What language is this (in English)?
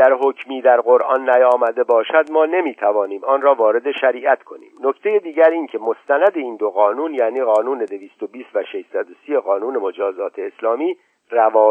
Persian